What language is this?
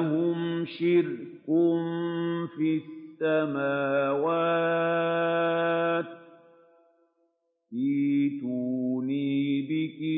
Arabic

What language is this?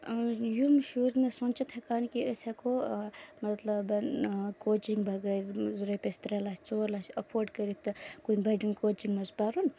Kashmiri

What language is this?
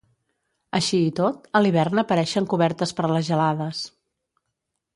Catalan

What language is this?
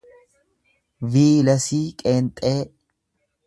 Oromo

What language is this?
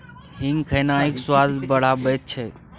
Maithili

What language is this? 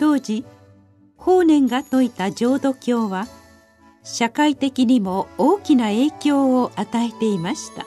Japanese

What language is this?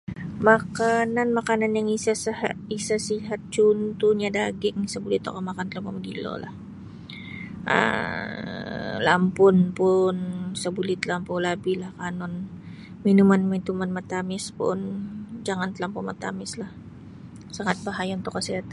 Sabah Bisaya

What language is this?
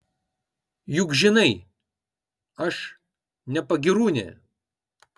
Lithuanian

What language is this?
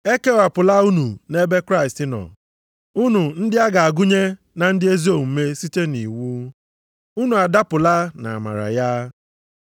Igbo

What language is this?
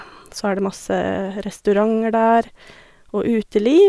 Norwegian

